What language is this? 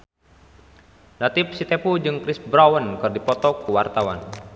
Sundanese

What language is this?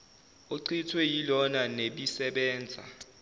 Zulu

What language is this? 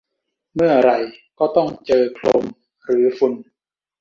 Thai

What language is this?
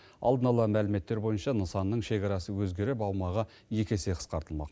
Kazakh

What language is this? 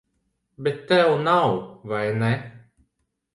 Latvian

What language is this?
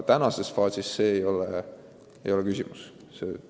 Estonian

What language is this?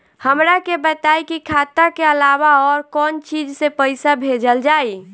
Bhojpuri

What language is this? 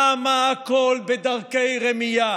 Hebrew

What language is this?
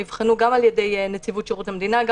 Hebrew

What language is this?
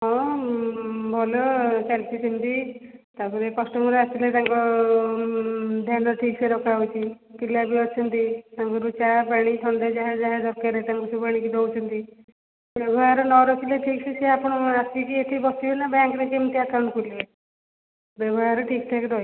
Odia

